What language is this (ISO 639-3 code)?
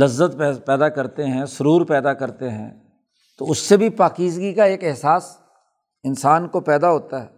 urd